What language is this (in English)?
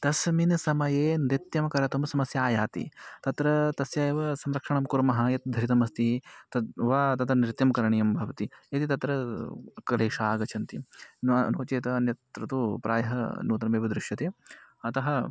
Sanskrit